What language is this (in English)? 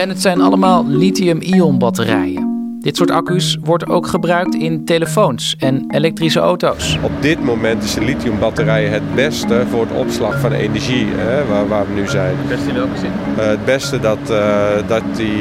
Dutch